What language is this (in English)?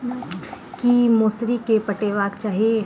Maithili